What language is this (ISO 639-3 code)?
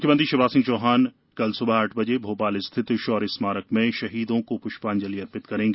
hin